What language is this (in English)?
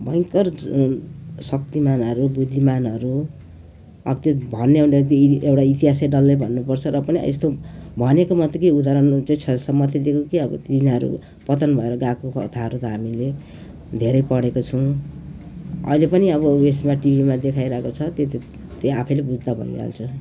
Nepali